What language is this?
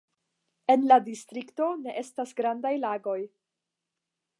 Esperanto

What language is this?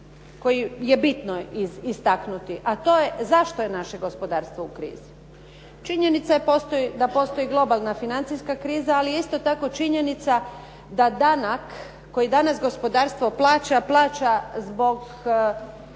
Croatian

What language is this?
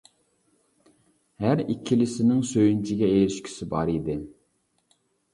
Uyghur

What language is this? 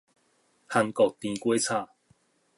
Min Nan Chinese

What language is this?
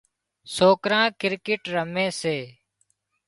Wadiyara Koli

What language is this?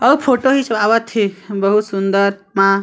Chhattisgarhi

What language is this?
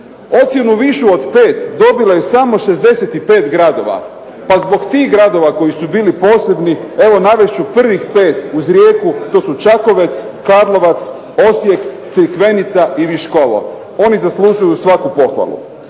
Croatian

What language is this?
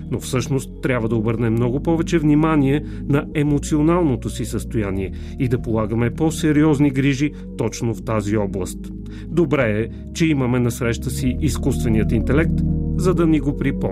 Bulgarian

